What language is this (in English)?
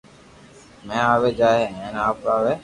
Loarki